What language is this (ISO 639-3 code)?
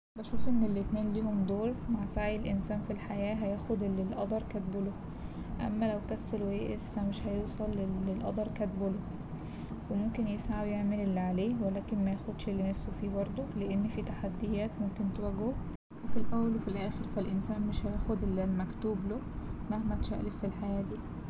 arz